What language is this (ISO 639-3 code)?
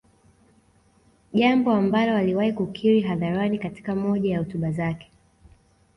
swa